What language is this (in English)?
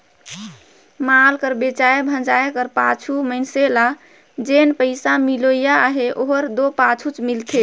Chhattisgarhi